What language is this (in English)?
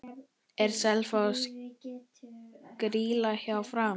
Icelandic